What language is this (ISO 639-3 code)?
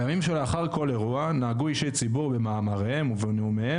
heb